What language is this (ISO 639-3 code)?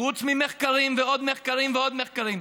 heb